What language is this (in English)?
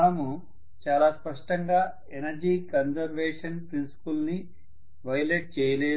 Telugu